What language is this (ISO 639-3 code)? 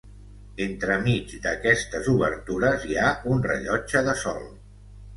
cat